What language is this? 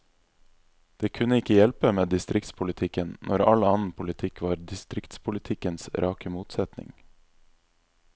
Norwegian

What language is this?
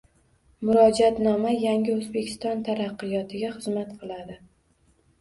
Uzbek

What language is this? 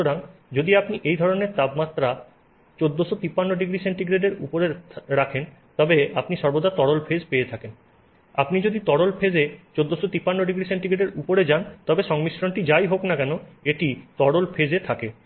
Bangla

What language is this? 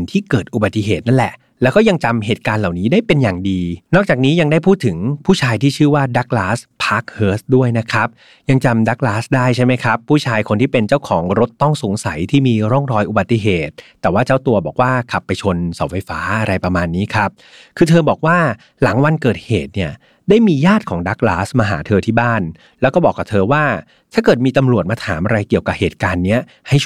Thai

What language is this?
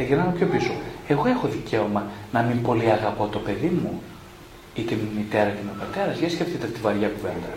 Greek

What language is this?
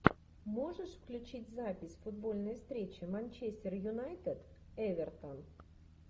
Russian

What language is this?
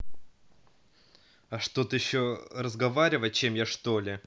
Russian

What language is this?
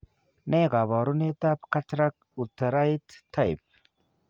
Kalenjin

